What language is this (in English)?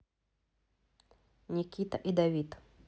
Russian